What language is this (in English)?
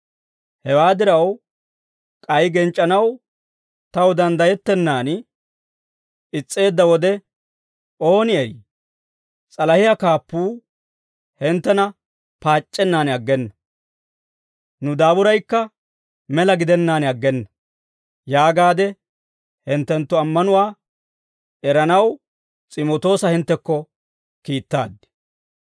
Dawro